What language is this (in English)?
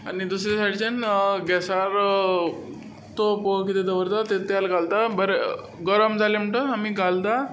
Konkani